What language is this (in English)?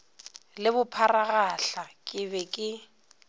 Northern Sotho